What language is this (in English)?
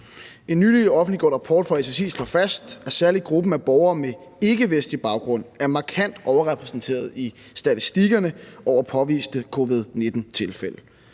Danish